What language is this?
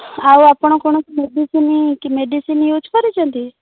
Odia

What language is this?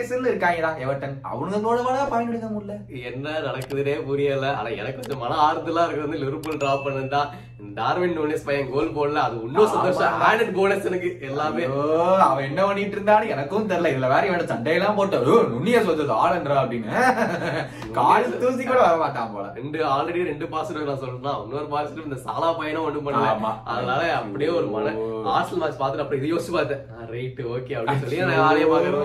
Tamil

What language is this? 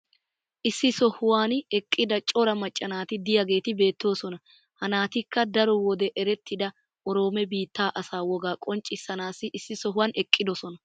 Wolaytta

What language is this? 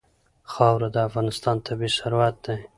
Pashto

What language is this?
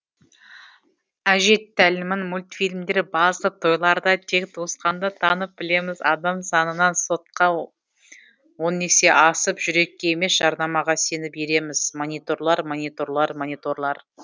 Kazakh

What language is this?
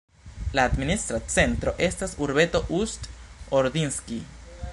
Esperanto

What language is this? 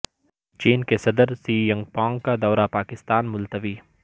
Urdu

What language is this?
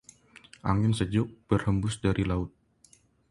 Indonesian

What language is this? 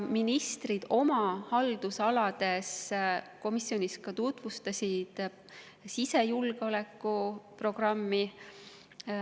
Estonian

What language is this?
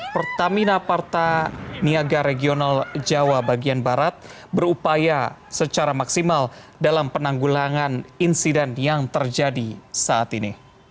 Indonesian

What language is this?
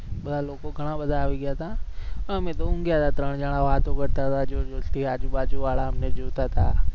Gujarati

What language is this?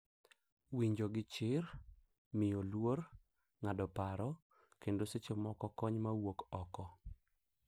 Luo (Kenya and Tanzania)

